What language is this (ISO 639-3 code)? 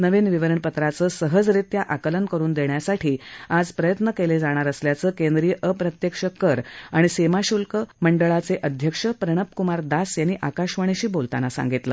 mar